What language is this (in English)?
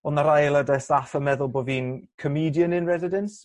Welsh